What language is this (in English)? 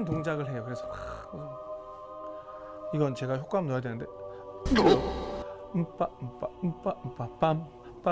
Korean